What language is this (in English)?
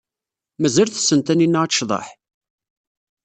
Kabyle